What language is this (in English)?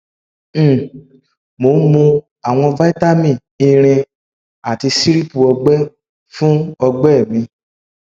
Yoruba